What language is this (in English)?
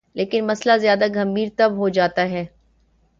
Urdu